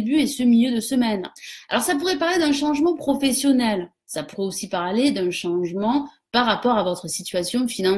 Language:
French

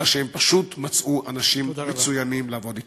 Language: Hebrew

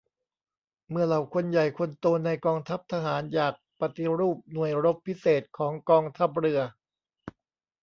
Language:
Thai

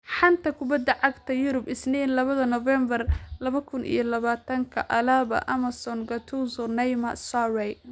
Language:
Somali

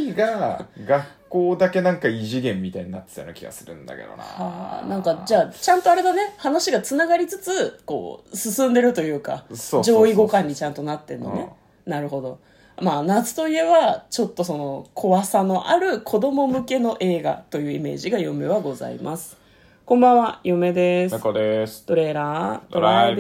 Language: Japanese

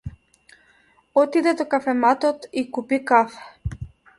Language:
Macedonian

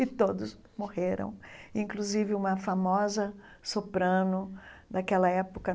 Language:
Portuguese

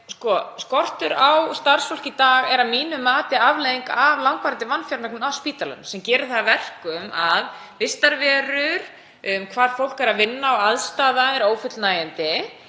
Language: Icelandic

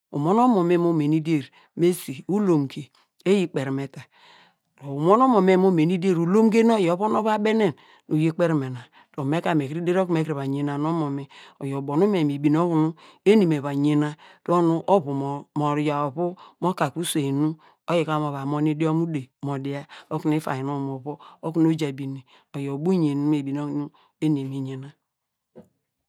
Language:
Degema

